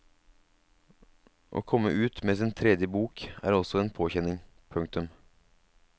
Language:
Norwegian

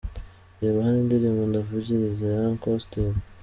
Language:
Kinyarwanda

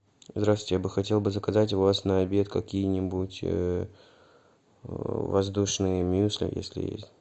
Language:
Russian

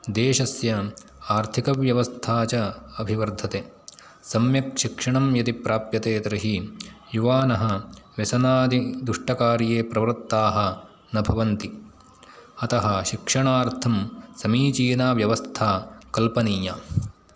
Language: Sanskrit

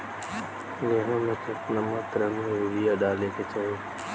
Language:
Bhojpuri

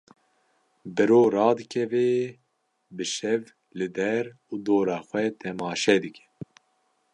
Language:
Kurdish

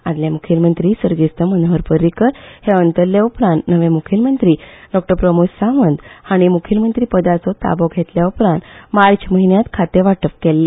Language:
Konkani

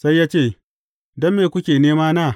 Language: Hausa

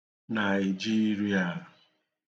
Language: Igbo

